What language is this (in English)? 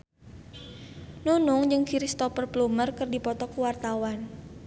Sundanese